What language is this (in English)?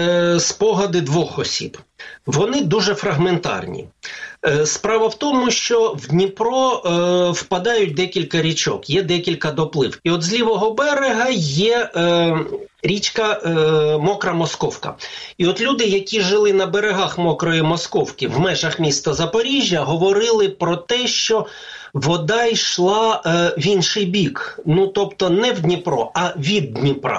Ukrainian